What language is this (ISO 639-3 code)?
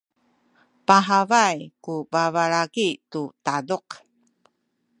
szy